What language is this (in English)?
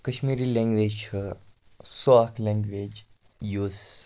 Kashmiri